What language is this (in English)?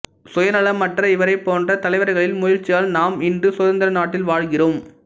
Tamil